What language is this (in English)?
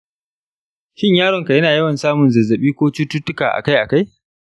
Hausa